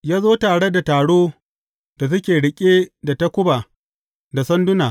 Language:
Hausa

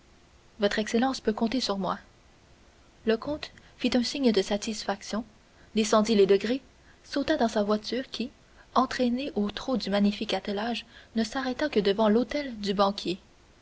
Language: French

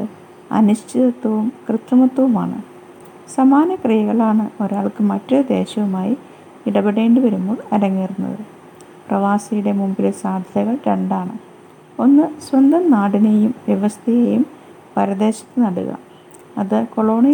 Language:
Malayalam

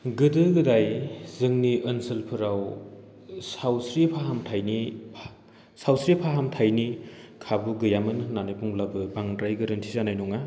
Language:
Bodo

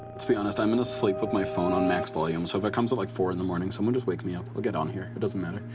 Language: English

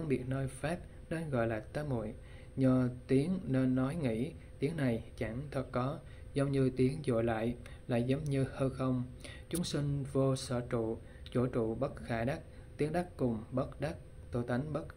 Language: Vietnamese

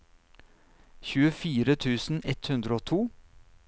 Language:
Norwegian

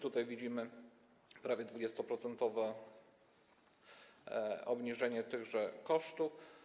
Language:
Polish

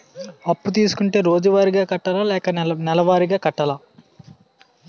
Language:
Telugu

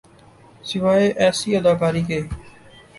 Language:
Urdu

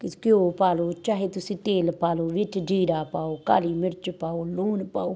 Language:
Punjabi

